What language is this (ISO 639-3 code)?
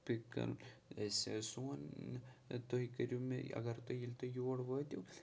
kas